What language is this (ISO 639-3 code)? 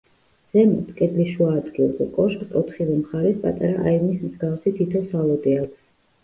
kat